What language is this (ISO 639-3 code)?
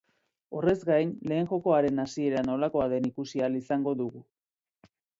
eus